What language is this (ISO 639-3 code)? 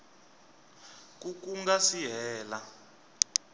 tso